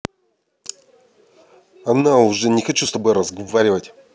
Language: Russian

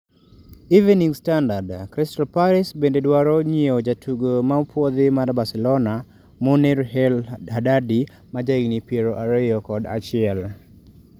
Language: Luo (Kenya and Tanzania)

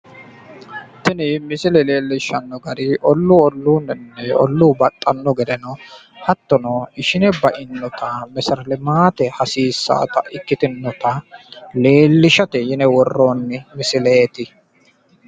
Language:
Sidamo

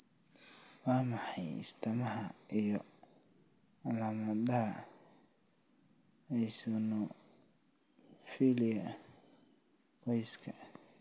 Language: Somali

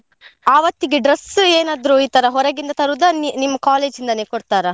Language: Kannada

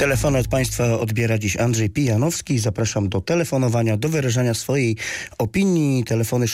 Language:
Polish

